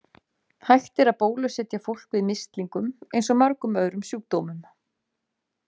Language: Icelandic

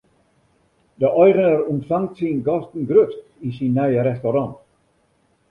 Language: Western Frisian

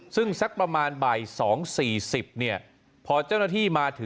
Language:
Thai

